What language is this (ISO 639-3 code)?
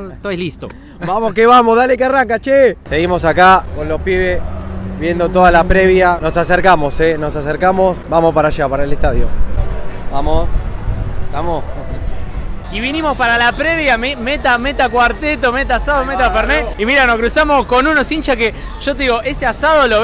spa